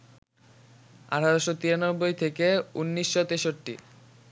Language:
Bangla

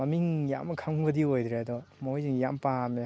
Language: Manipuri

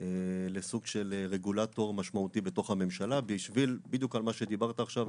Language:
Hebrew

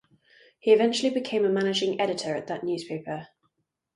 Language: English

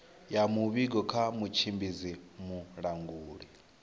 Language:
Venda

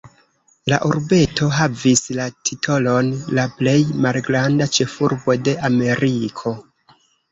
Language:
Esperanto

